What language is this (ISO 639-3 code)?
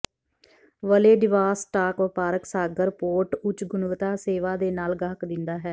pan